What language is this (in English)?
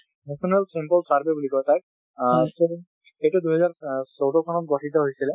Assamese